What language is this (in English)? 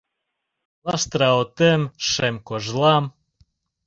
Mari